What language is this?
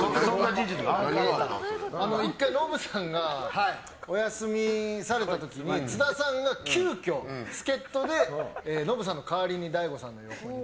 Japanese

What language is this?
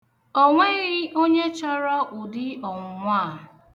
Igbo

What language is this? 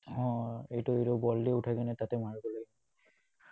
Assamese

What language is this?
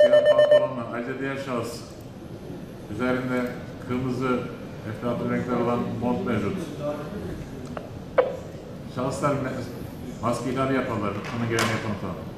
Turkish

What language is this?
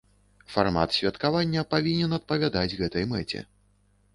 Belarusian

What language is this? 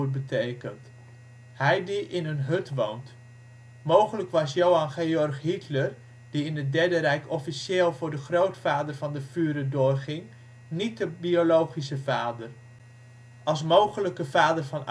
Dutch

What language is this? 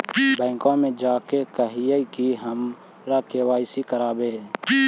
Magahi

